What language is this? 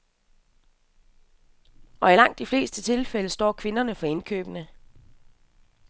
Danish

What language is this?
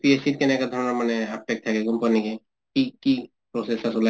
Assamese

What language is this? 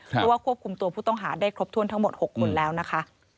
Thai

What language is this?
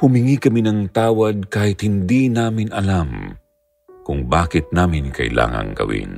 Filipino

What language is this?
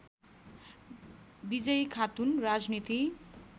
Nepali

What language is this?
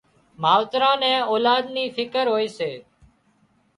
Wadiyara Koli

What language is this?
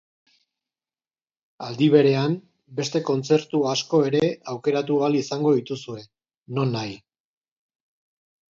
Basque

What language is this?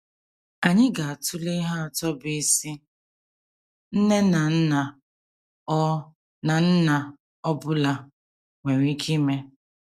Igbo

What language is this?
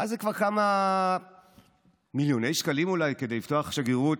Hebrew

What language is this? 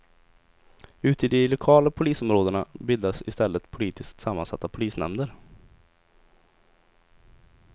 Swedish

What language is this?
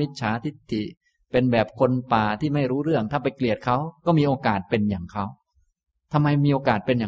Thai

